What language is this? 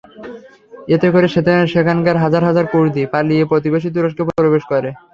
Bangla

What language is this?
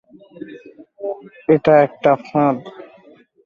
Bangla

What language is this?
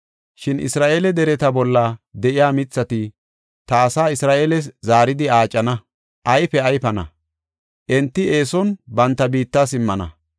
Gofa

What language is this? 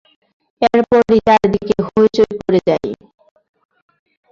Bangla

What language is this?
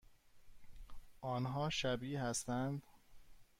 Persian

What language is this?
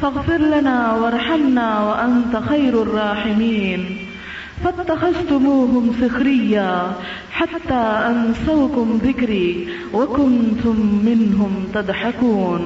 Urdu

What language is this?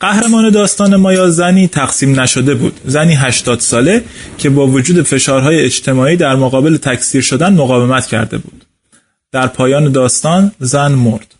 Persian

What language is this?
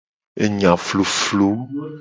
Gen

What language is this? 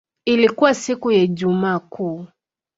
Swahili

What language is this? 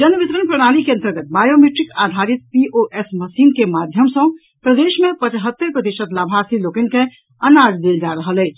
Maithili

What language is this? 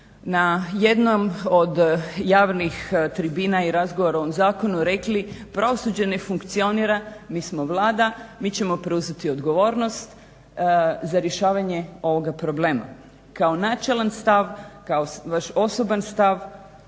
Croatian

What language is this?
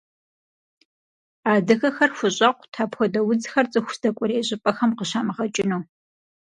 Kabardian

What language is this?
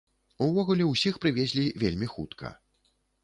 Belarusian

